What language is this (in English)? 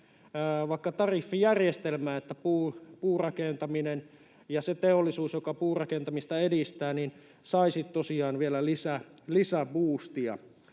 Finnish